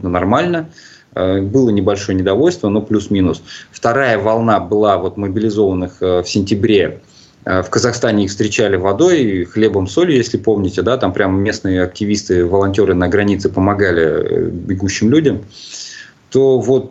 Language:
Russian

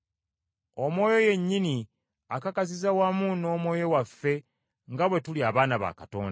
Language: Ganda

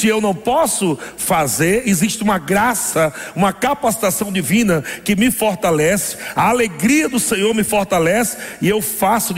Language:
Portuguese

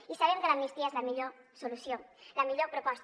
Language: Catalan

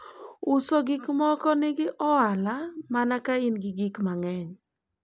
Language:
Luo (Kenya and Tanzania)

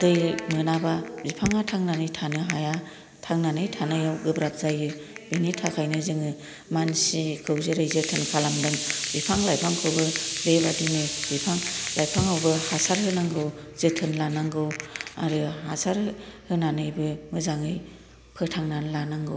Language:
Bodo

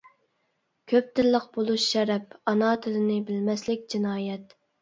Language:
Uyghur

